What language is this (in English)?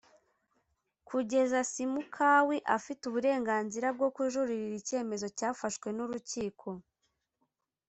Kinyarwanda